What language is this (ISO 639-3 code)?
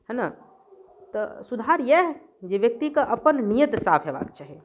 mai